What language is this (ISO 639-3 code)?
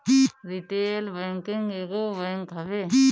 bho